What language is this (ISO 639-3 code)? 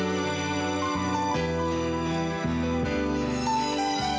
ind